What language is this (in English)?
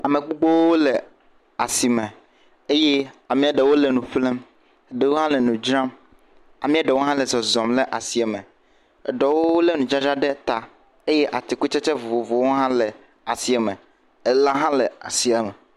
Ewe